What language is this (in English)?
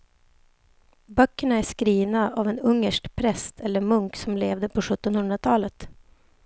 Swedish